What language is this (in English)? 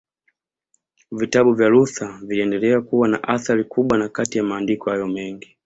Swahili